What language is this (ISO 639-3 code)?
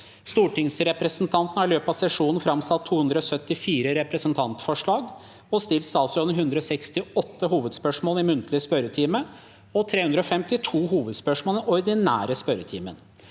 nor